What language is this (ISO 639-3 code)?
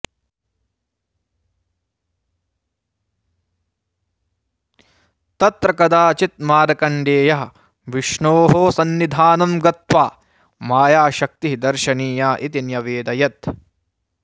san